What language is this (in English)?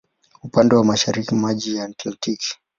Swahili